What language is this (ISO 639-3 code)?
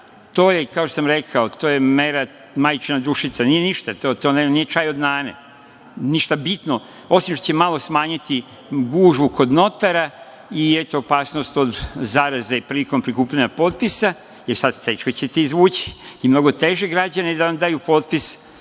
srp